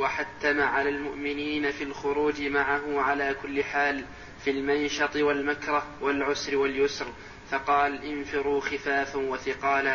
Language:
Arabic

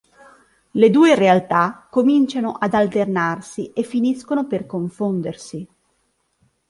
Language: Italian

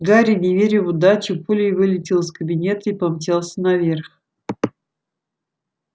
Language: Russian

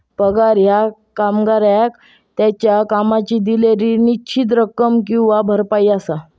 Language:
Marathi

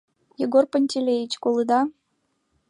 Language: Mari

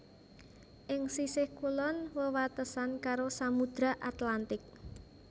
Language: Javanese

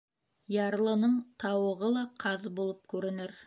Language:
Bashkir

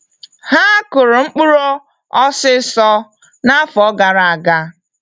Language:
Igbo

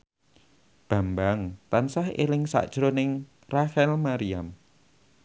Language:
Javanese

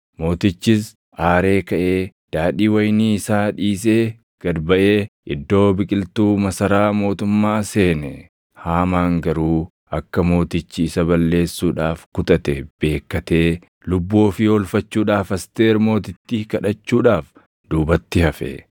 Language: Oromo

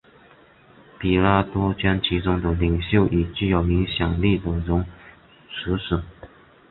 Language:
Chinese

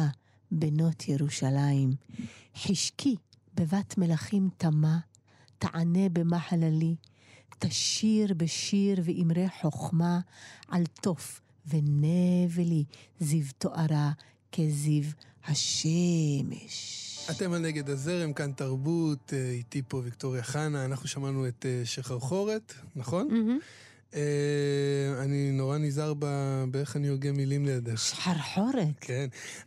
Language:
Hebrew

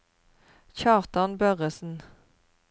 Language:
Norwegian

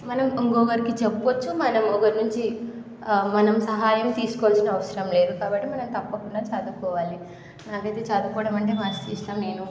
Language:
Telugu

